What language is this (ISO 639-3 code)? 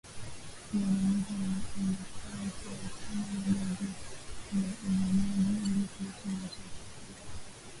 swa